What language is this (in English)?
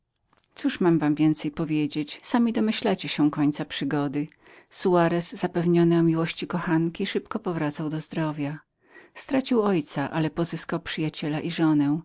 Polish